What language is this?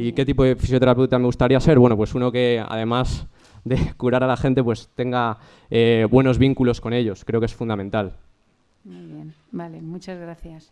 Spanish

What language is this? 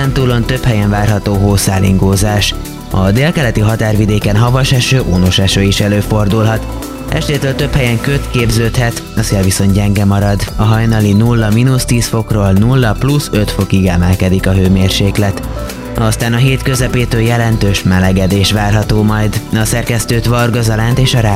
Hungarian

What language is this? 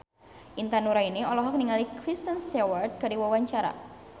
Sundanese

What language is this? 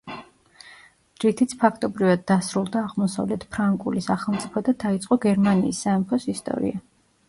Georgian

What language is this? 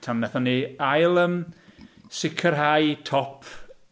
Welsh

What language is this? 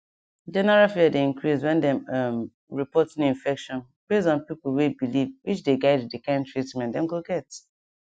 Nigerian Pidgin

